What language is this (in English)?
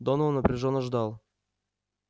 Russian